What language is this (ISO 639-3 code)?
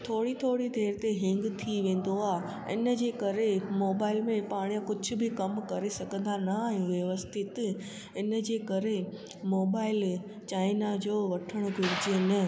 snd